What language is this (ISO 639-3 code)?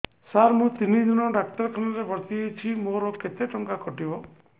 ori